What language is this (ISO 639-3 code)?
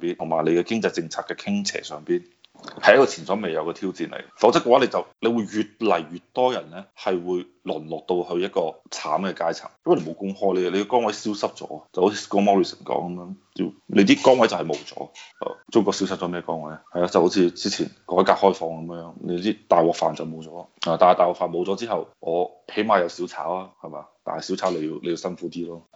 zho